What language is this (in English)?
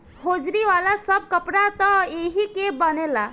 Bhojpuri